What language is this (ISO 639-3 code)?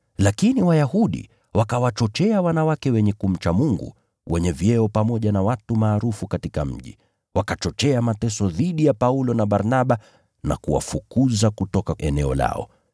swa